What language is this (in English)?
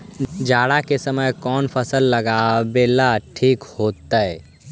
Magahi